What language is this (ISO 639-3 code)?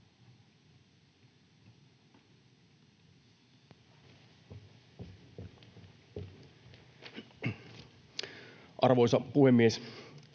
fin